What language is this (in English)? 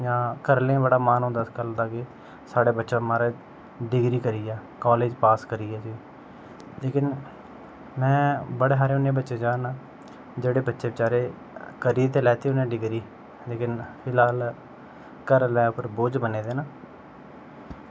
Dogri